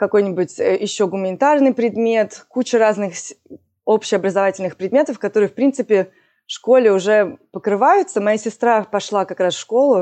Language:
Russian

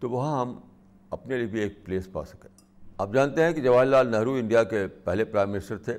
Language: Urdu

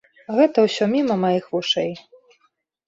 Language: Belarusian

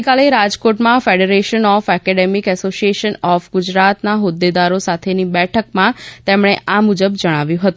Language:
Gujarati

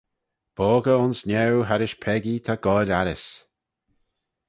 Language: Manx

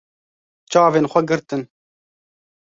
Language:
Kurdish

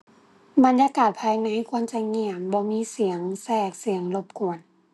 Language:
Thai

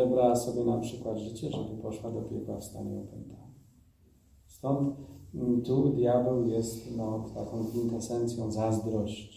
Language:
Polish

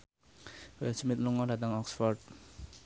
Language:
Javanese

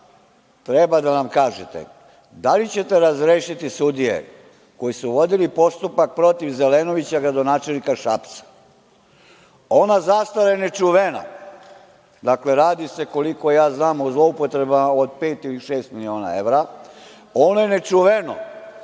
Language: Serbian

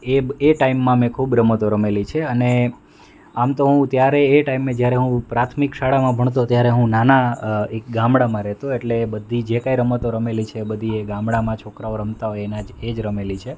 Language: Gujarati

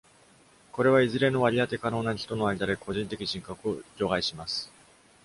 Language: Japanese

